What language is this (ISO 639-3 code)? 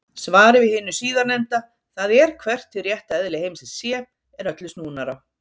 isl